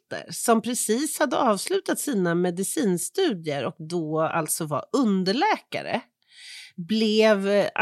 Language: Swedish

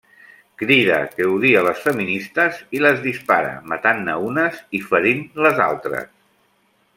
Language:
Catalan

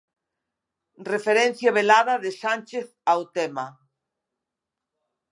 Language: Galician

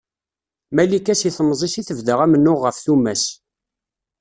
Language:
Kabyle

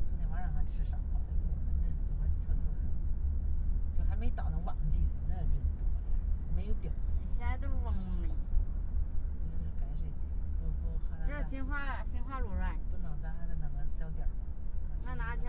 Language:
Chinese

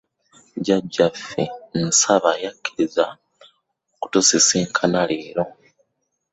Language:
Ganda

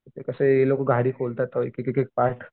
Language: Marathi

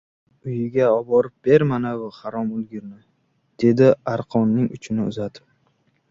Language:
Uzbek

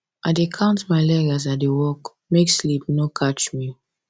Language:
Nigerian Pidgin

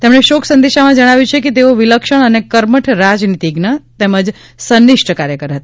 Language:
Gujarati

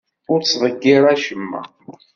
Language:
Kabyle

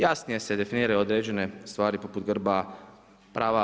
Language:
Croatian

